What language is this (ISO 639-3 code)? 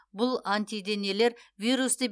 kaz